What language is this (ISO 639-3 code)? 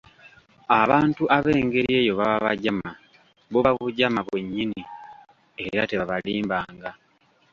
lug